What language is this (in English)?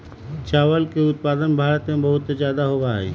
Magahi